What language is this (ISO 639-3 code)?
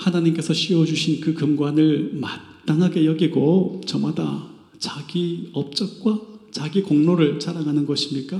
kor